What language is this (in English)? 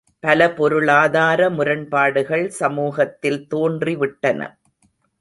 Tamil